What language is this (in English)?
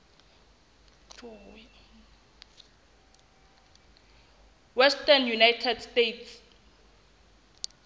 Southern Sotho